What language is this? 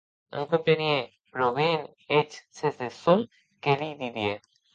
Occitan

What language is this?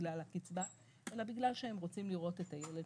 Hebrew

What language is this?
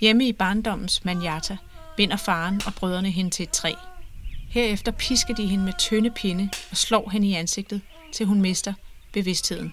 Danish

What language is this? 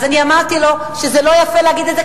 Hebrew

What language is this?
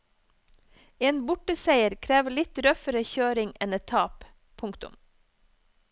Norwegian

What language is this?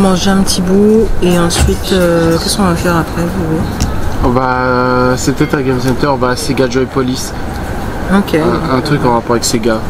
French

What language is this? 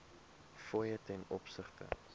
Afrikaans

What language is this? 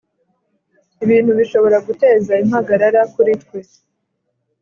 Kinyarwanda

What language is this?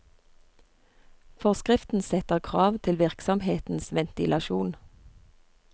Norwegian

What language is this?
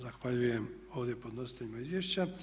Croatian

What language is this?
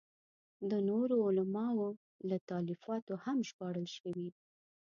Pashto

